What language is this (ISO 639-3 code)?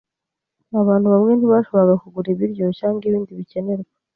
kin